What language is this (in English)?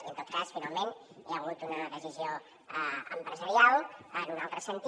Catalan